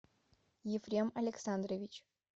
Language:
Russian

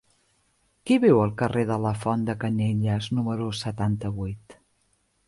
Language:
Catalan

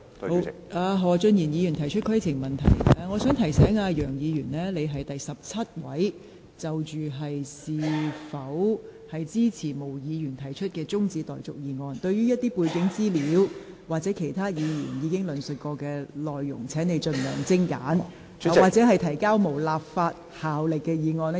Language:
Cantonese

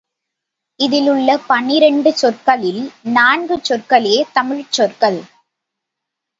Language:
Tamil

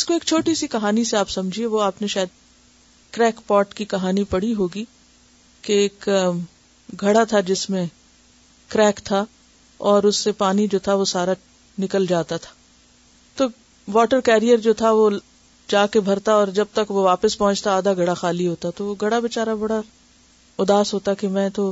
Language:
Urdu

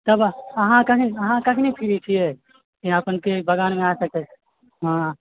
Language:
Maithili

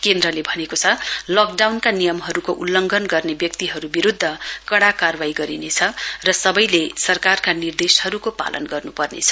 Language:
Nepali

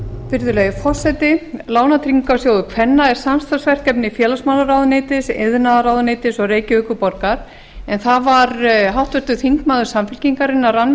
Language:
Icelandic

